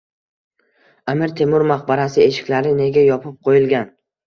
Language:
Uzbek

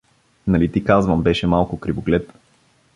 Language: Bulgarian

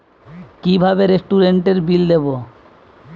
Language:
Bangla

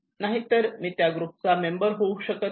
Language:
Marathi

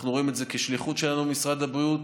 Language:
Hebrew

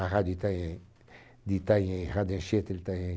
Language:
Portuguese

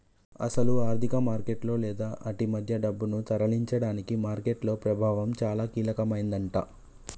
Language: Telugu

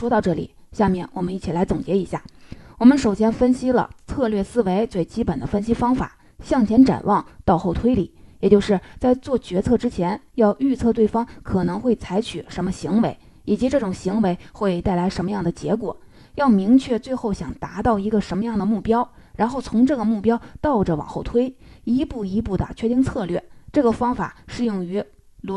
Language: Chinese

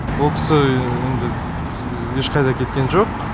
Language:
Kazakh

